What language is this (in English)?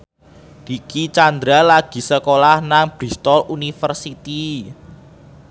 Javanese